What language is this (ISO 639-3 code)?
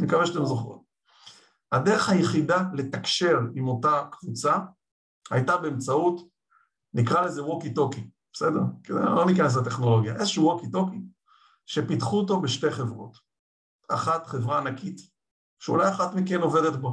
heb